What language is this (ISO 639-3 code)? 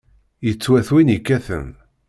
kab